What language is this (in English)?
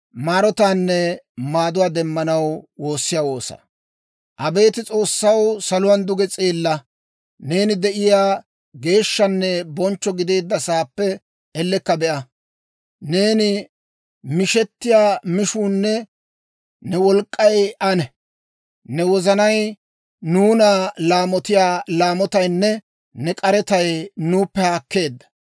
Dawro